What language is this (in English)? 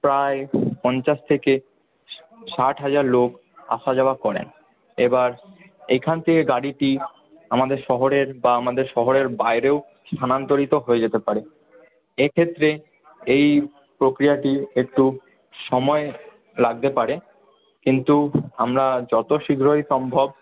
Bangla